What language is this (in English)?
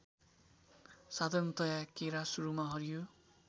Nepali